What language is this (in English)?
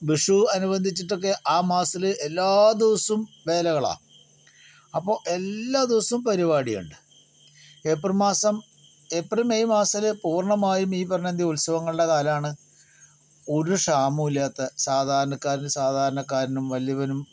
Malayalam